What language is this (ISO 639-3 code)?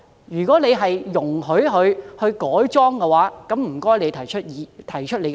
yue